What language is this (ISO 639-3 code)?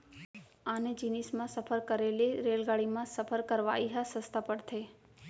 hne